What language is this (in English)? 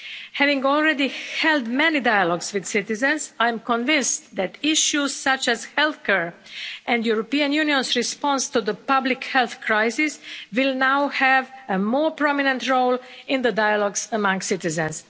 English